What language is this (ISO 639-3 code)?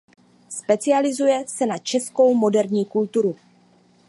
ces